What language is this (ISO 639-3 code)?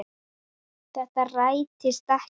isl